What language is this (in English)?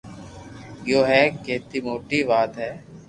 Loarki